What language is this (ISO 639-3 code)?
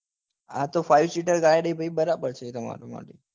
guj